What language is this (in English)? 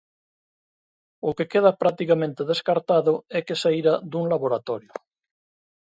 Galician